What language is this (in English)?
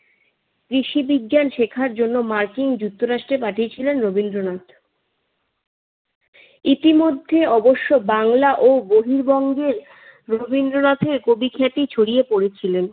Bangla